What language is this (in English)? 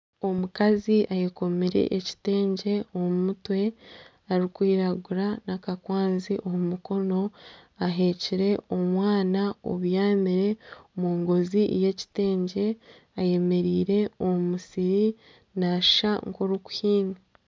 Nyankole